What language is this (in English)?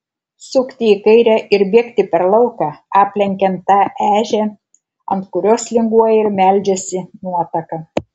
Lithuanian